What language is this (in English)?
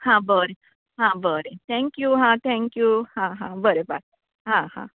Konkani